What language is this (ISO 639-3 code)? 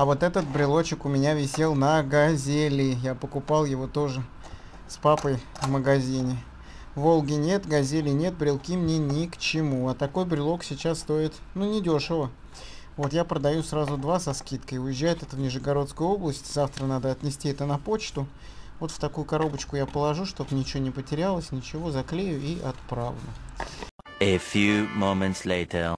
rus